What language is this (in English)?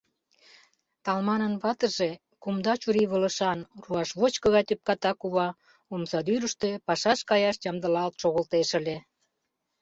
Mari